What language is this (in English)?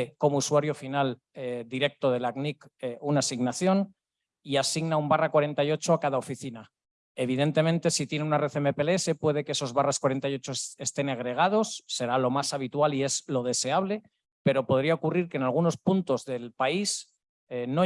Spanish